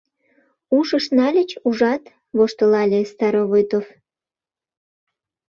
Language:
Mari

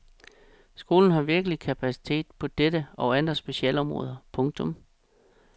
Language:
Danish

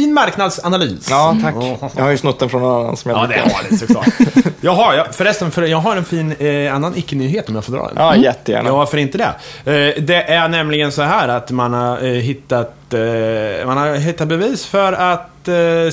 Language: Swedish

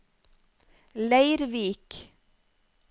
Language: Norwegian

